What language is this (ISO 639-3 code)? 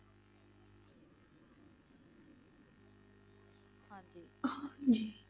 pan